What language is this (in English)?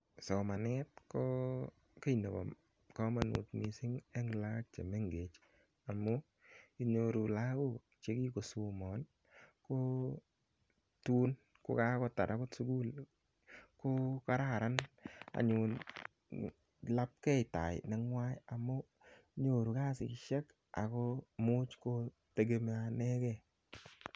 Kalenjin